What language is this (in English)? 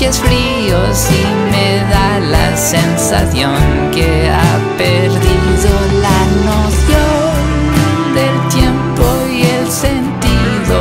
Spanish